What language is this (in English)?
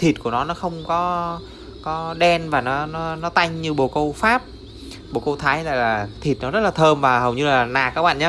Vietnamese